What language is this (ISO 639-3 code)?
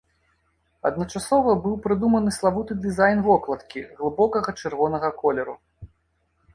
bel